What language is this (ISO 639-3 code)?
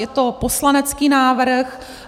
ces